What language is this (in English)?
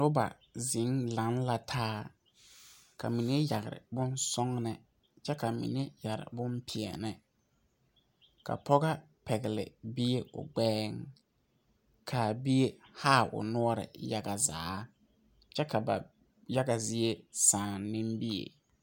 Southern Dagaare